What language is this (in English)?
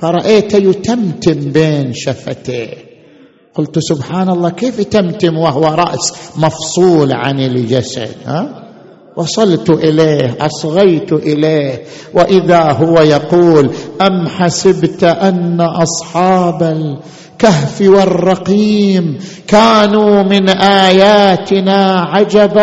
Arabic